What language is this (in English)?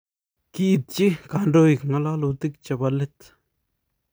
Kalenjin